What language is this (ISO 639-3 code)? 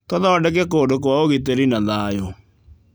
kik